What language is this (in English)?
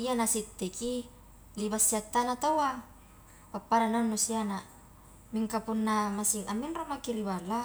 Highland Konjo